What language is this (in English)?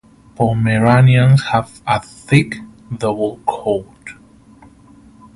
English